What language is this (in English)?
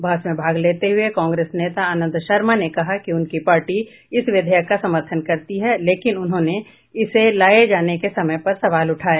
Hindi